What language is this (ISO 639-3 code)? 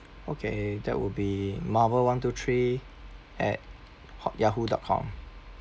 eng